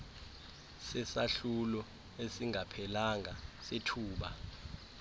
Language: Xhosa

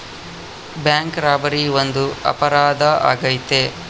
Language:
Kannada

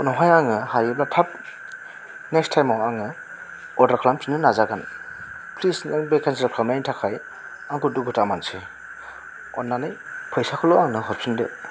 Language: Bodo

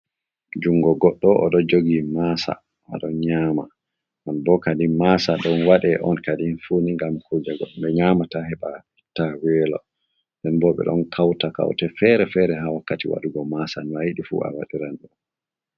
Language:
Fula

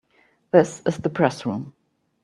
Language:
English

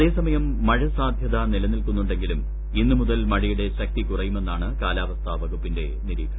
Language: Malayalam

